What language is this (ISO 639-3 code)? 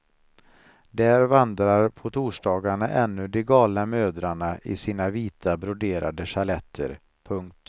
swe